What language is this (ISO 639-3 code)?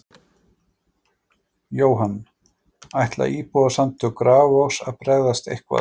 isl